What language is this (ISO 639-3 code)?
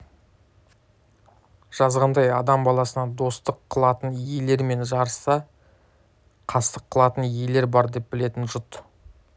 kaz